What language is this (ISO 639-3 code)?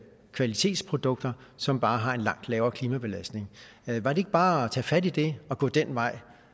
dan